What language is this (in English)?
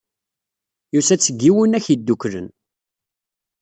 Kabyle